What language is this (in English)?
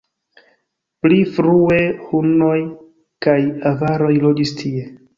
Esperanto